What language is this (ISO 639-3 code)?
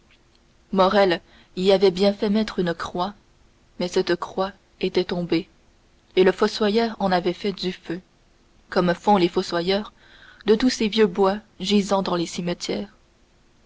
fra